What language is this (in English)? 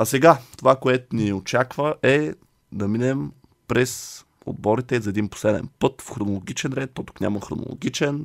Bulgarian